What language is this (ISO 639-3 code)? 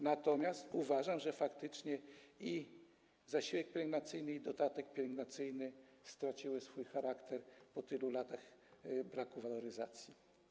pol